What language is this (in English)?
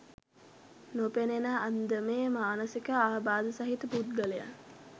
Sinhala